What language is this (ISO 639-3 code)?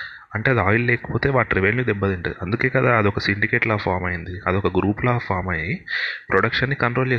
tel